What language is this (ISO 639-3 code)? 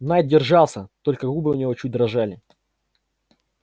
rus